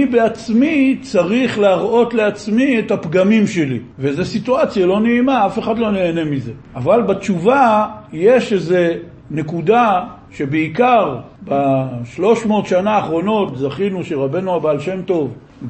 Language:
Hebrew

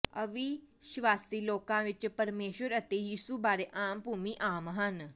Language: Punjabi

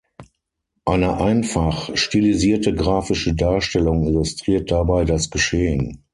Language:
German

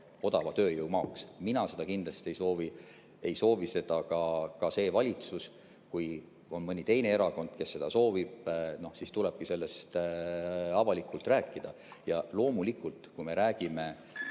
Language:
Estonian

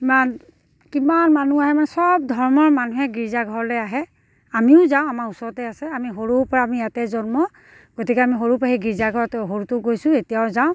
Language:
Assamese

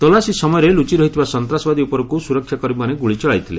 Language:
Odia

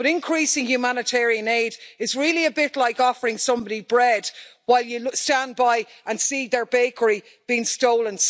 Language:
English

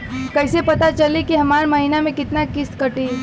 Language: Bhojpuri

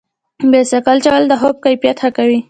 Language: Pashto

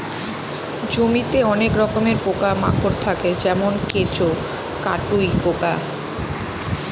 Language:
Bangla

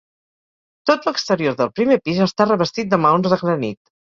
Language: Catalan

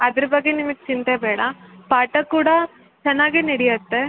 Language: Kannada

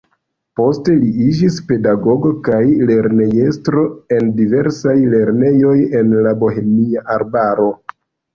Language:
Esperanto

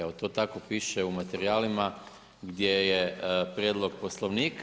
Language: Croatian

